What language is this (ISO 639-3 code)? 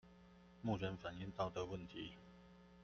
zho